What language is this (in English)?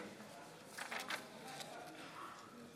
Hebrew